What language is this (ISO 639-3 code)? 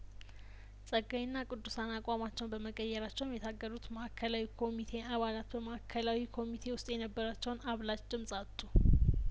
amh